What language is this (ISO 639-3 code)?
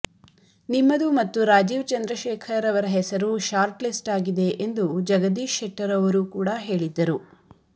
kan